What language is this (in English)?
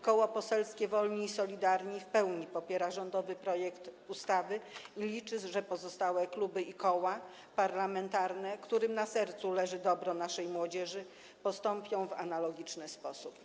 Polish